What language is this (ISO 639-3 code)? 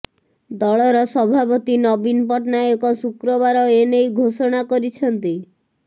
ori